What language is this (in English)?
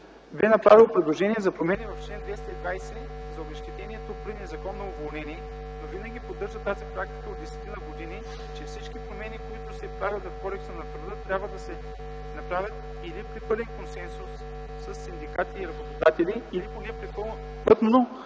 Bulgarian